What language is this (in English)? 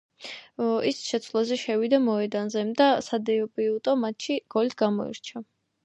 Georgian